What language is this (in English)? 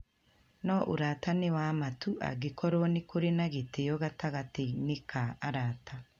Kikuyu